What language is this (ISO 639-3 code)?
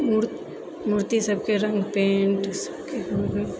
mai